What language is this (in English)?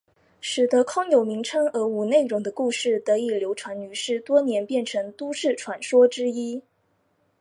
Chinese